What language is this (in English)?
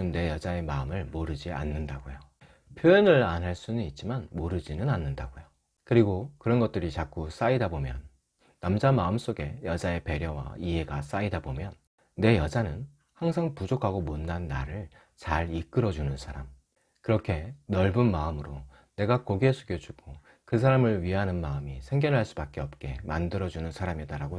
Korean